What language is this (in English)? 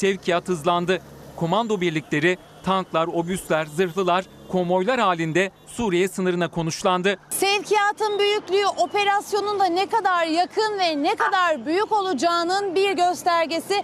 Turkish